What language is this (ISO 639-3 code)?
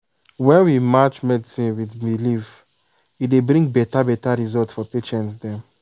pcm